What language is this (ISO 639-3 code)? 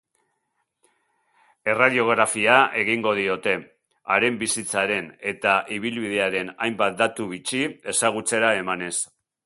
eus